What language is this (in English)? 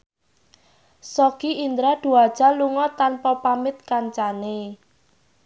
Javanese